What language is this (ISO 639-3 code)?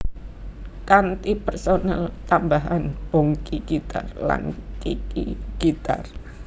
jav